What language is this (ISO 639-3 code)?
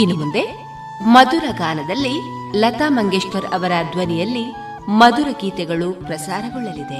kan